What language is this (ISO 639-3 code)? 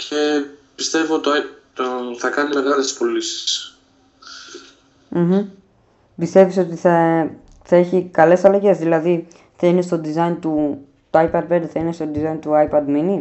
ell